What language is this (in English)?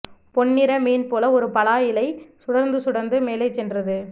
Tamil